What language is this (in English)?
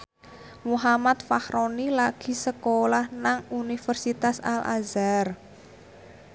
Javanese